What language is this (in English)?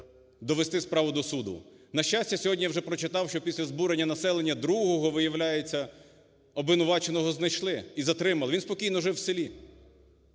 Ukrainian